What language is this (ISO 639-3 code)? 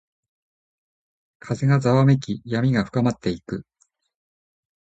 jpn